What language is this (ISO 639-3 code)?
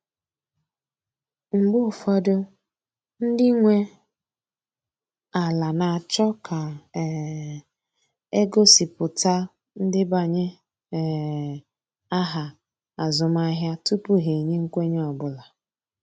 ibo